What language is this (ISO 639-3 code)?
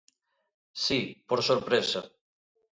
glg